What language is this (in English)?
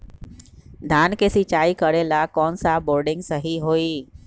Magahi